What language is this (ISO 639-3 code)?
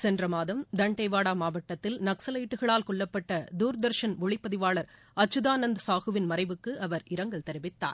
tam